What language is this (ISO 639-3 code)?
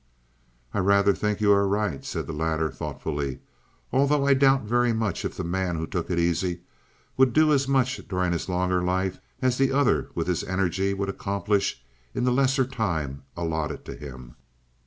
eng